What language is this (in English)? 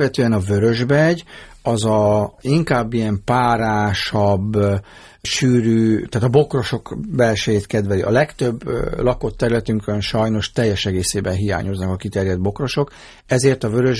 Hungarian